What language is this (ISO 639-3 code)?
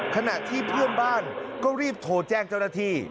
tha